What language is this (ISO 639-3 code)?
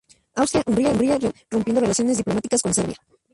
spa